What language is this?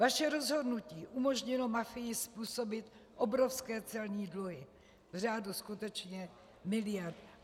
Czech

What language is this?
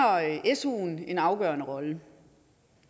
Danish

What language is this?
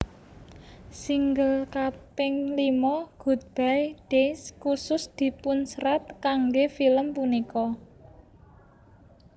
Javanese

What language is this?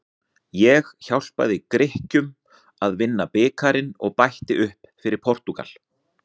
Icelandic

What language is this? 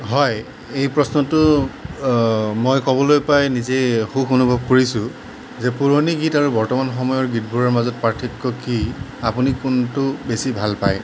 Assamese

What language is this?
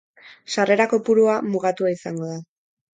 Basque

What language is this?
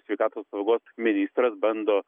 Lithuanian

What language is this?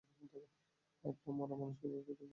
Bangla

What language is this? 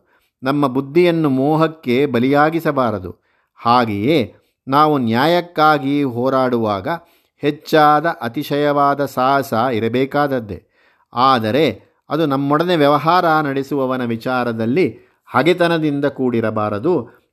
Kannada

